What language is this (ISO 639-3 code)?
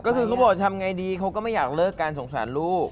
tha